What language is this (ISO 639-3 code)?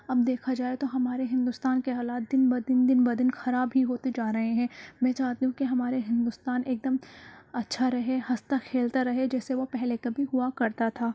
urd